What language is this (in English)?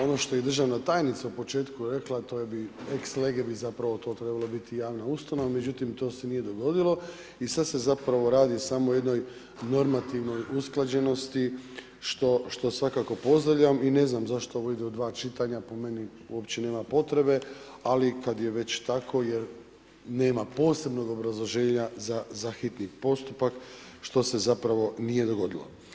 Croatian